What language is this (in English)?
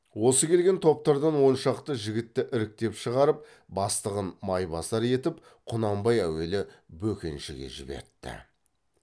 Kazakh